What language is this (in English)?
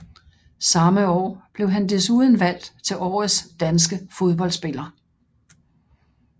Danish